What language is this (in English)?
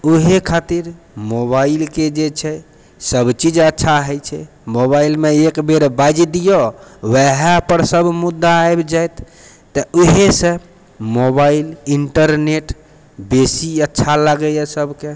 Maithili